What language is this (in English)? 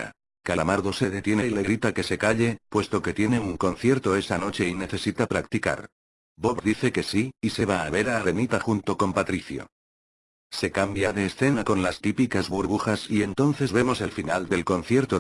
Spanish